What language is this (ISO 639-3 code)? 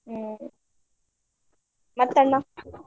kan